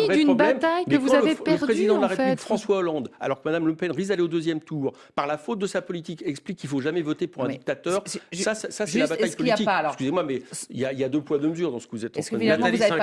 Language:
French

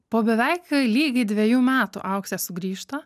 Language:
Lithuanian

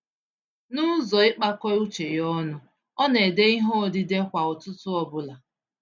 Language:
Igbo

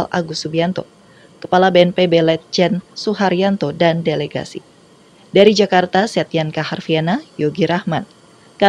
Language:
Indonesian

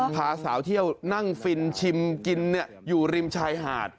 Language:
Thai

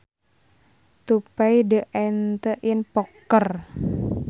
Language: Sundanese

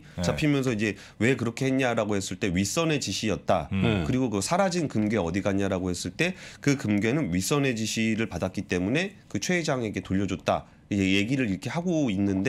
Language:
Korean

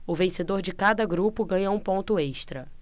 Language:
Portuguese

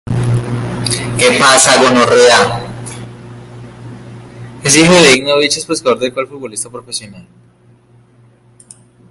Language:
Spanish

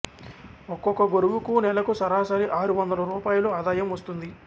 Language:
Telugu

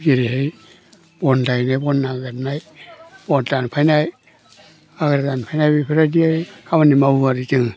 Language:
Bodo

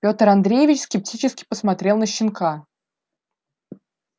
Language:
Russian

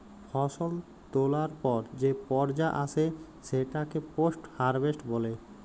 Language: Bangla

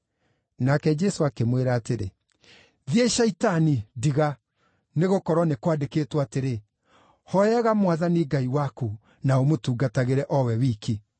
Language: Kikuyu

